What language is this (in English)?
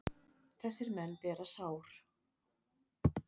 Icelandic